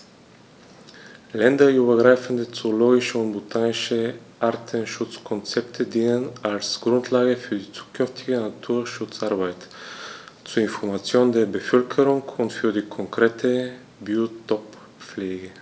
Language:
German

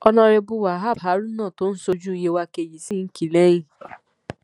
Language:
Yoruba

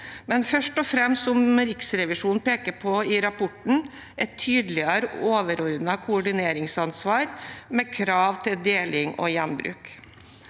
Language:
Norwegian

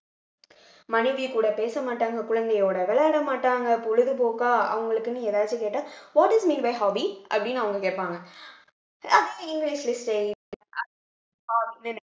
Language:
Tamil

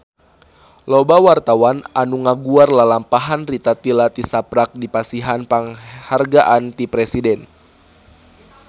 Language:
Sundanese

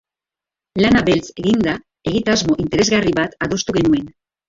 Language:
Basque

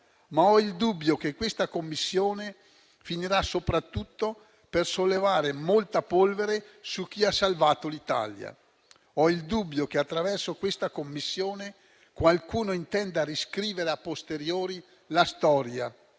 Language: Italian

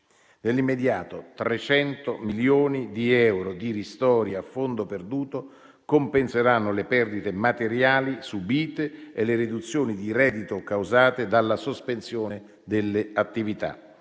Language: Italian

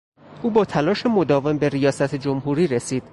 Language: Persian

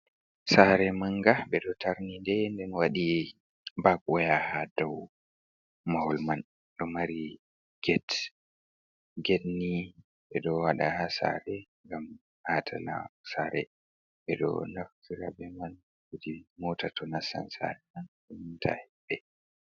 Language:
Fula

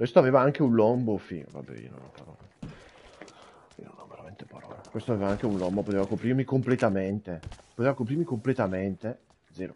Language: Italian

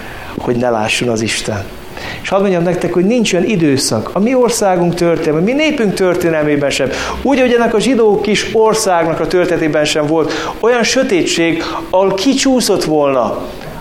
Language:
Hungarian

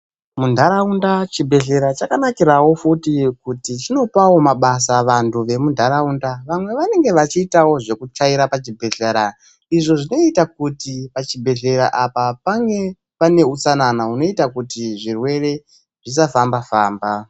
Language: Ndau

